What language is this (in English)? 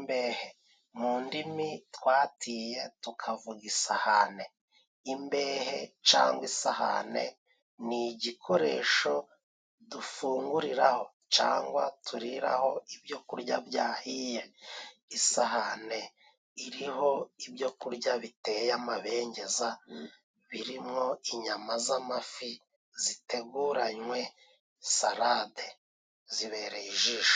Kinyarwanda